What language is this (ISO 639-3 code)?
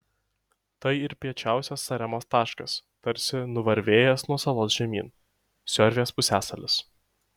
lit